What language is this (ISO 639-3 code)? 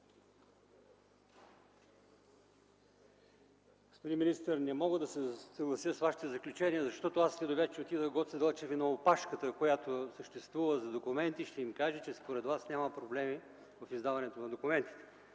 bul